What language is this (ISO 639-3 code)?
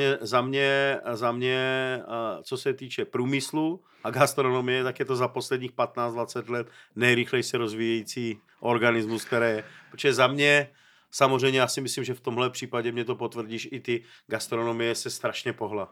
ces